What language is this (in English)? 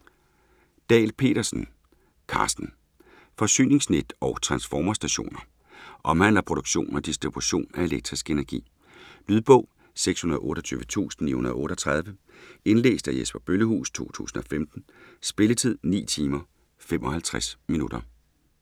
Danish